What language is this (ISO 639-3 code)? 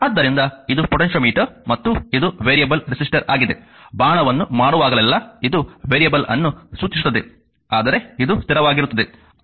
kan